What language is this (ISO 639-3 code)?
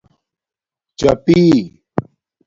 dmk